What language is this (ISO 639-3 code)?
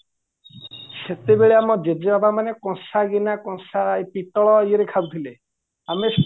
ori